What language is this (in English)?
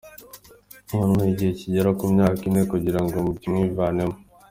Kinyarwanda